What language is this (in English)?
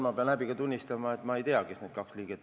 Estonian